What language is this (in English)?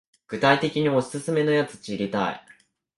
Japanese